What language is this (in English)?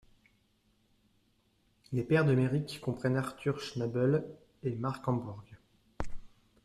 French